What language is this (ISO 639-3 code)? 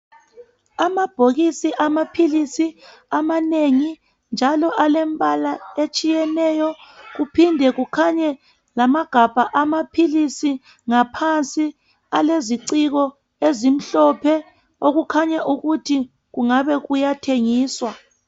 nde